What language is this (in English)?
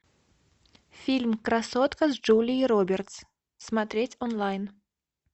Russian